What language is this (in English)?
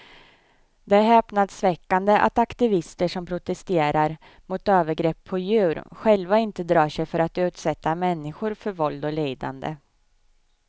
Swedish